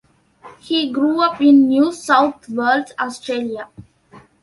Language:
English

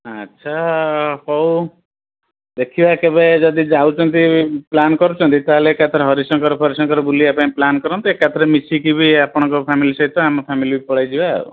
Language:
Odia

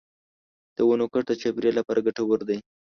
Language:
Pashto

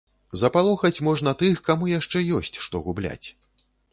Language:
Belarusian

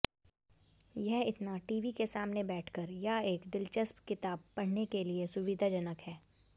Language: Hindi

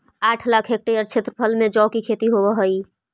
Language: Magahi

